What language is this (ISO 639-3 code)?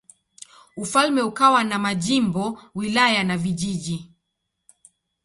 swa